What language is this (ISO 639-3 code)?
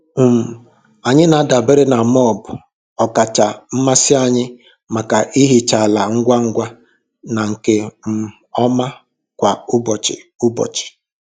ibo